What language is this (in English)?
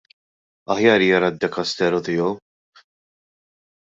Maltese